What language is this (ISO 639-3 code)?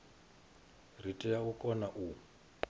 ven